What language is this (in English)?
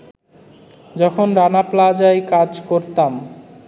Bangla